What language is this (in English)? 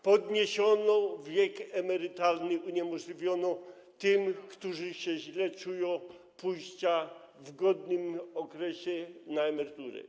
Polish